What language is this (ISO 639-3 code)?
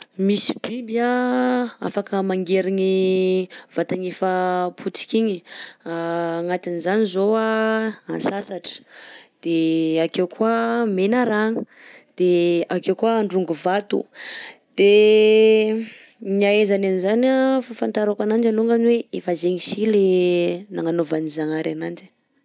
bzc